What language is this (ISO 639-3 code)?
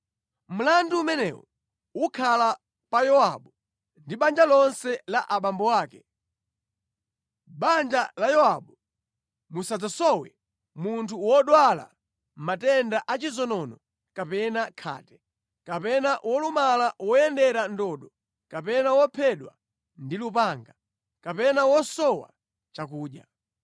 nya